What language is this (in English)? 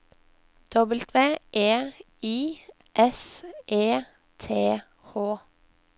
Norwegian